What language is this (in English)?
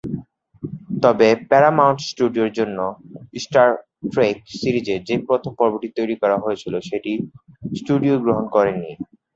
Bangla